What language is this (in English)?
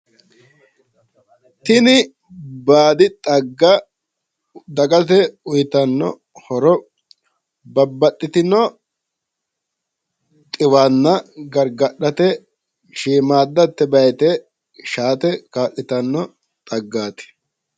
Sidamo